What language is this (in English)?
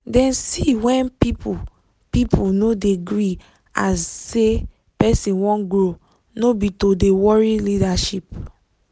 Nigerian Pidgin